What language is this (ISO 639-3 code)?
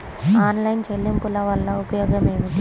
tel